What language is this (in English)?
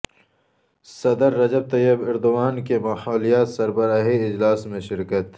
Urdu